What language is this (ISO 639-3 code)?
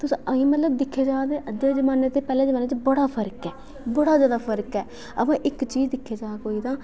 doi